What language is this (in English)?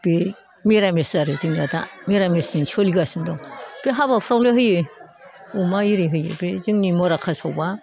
Bodo